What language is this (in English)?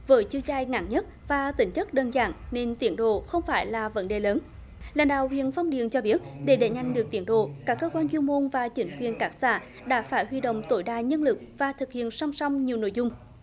Vietnamese